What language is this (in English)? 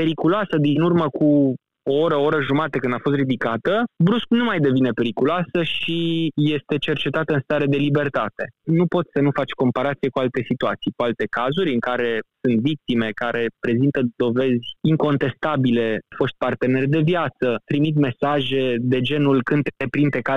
Romanian